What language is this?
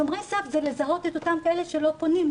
Hebrew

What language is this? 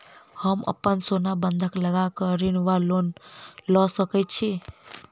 Maithili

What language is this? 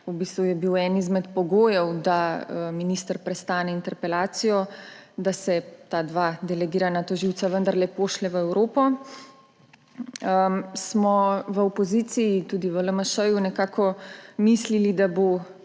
Slovenian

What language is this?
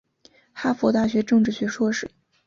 Chinese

